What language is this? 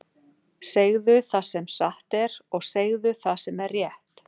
Icelandic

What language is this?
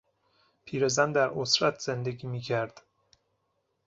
Persian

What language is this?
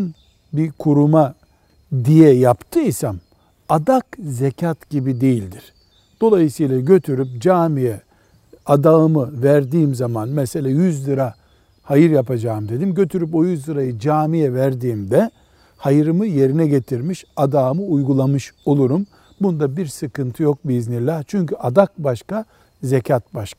Turkish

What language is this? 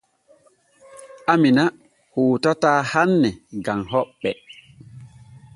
Borgu Fulfulde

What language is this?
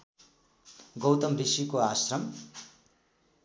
Nepali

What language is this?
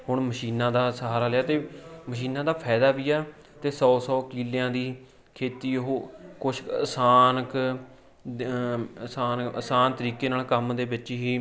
Punjabi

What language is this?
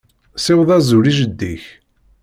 Kabyle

